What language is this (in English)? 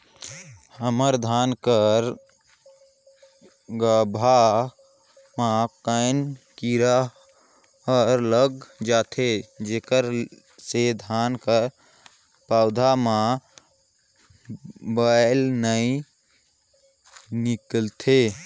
Chhattisgarhi